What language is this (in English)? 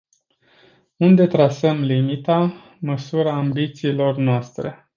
Romanian